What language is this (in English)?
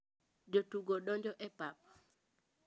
Luo (Kenya and Tanzania)